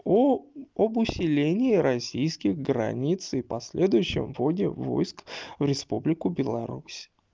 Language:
Russian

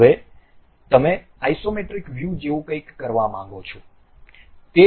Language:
Gujarati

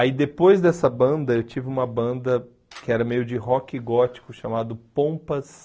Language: Portuguese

